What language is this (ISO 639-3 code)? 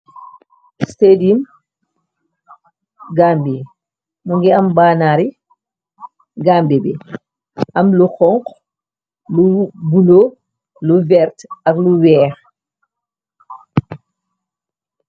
wol